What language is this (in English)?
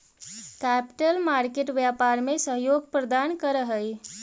Magahi